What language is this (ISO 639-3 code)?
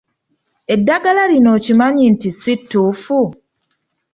lug